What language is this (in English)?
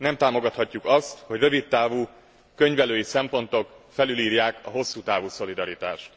Hungarian